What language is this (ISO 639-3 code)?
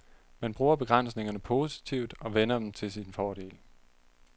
dan